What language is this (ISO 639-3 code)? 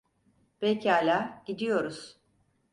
tur